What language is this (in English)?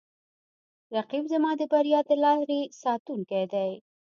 Pashto